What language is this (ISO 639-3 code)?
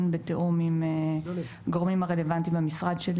heb